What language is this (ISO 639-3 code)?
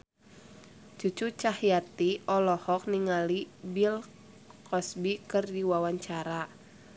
sun